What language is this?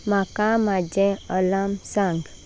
Konkani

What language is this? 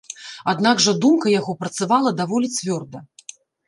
Belarusian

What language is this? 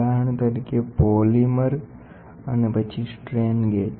Gujarati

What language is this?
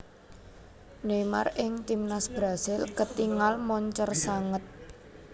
Javanese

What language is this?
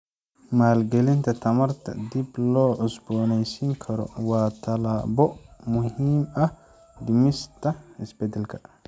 Somali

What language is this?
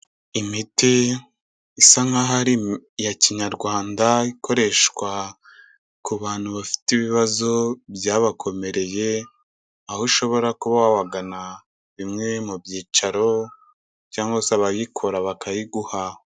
Kinyarwanda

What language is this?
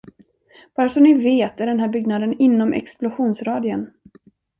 Swedish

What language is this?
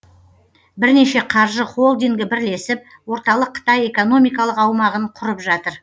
Kazakh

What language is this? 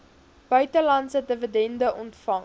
Afrikaans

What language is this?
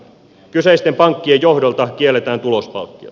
Finnish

